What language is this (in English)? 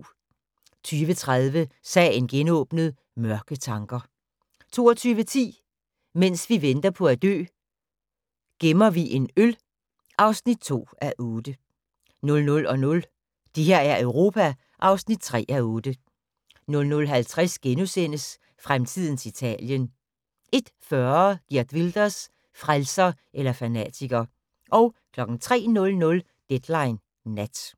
Danish